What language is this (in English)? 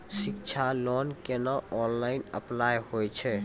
Maithili